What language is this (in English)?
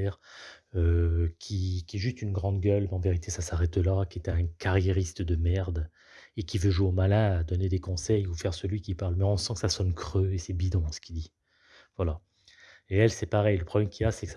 French